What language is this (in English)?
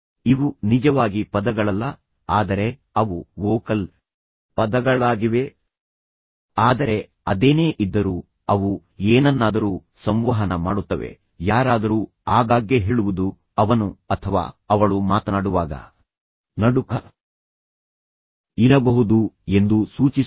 Kannada